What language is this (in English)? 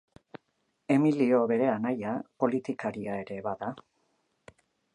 Basque